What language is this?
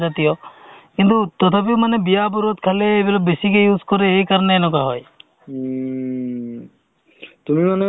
Assamese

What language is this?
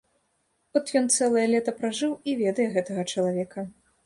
Belarusian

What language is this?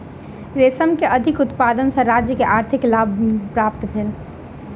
Maithili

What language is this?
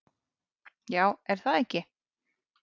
Icelandic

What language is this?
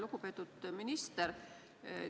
Estonian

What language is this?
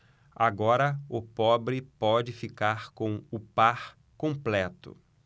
Portuguese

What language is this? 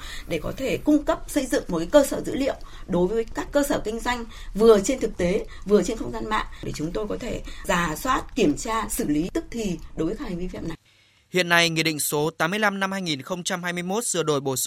Vietnamese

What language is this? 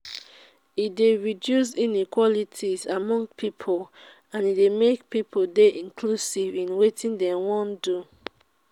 Nigerian Pidgin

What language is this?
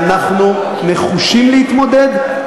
Hebrew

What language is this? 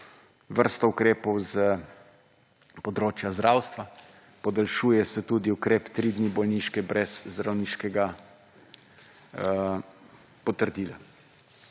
Slovenian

